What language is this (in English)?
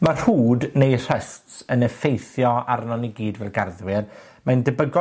Welsh